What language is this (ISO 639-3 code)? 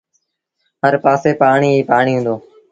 sbn